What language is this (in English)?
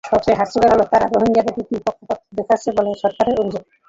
Bangla